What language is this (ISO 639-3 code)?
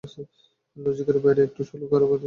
ben